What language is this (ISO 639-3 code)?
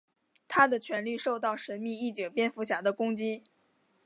zho